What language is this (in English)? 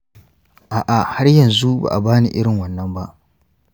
Hausa